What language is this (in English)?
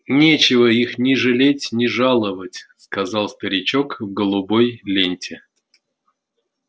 Russian